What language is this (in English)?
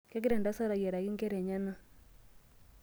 Masai